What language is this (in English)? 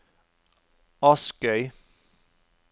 Norwegian